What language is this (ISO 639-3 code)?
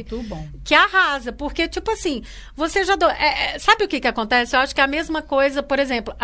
por